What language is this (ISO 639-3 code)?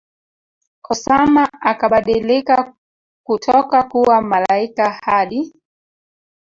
swa